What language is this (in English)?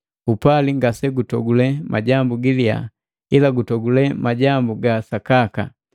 Matengo